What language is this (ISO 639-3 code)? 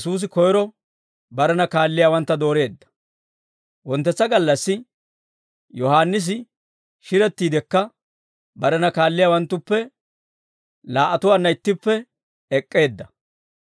dwr